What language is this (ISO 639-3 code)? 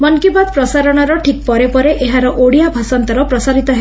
ori